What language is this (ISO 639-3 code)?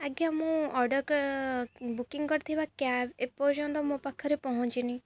ori